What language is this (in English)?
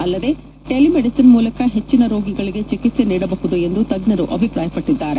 Kannada